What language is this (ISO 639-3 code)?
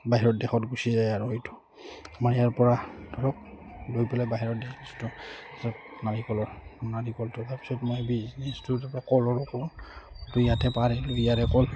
asm